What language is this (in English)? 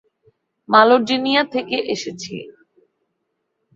Bangla